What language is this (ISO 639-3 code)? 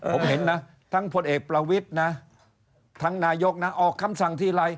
tha